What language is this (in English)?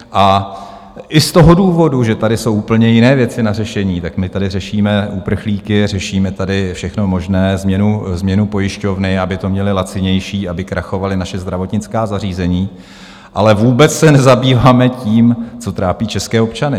Czech